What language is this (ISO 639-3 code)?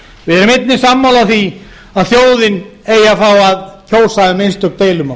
isl